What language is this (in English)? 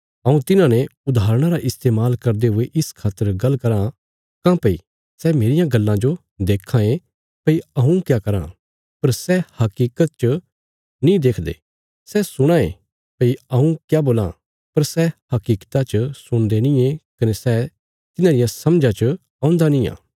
Bilaspuri